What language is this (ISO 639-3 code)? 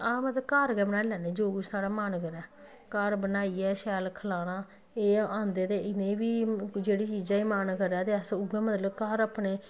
doi